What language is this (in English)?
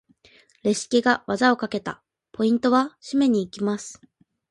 Japanese